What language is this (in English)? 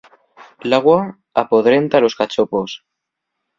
Asturian